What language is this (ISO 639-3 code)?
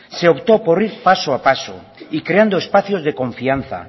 spa